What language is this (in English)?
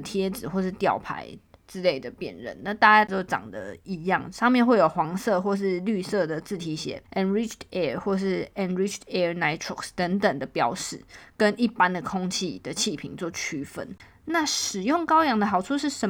Chinese